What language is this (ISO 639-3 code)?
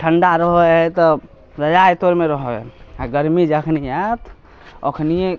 mai